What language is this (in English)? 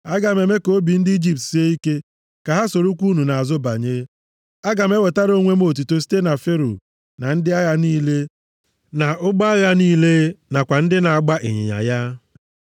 Igbo